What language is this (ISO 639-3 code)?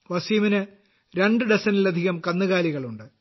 mal